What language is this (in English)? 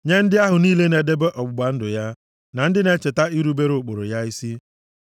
Igbo